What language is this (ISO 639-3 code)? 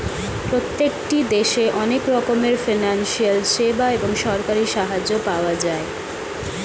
ben